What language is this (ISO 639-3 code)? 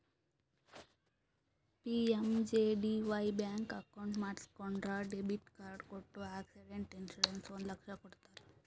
kan